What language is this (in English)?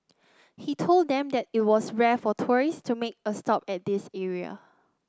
English